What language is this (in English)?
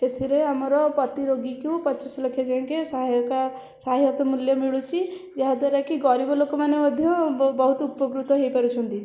Odia